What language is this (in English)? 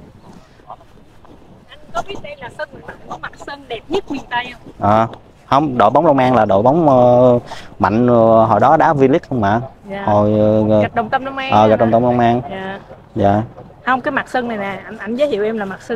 Vietnamese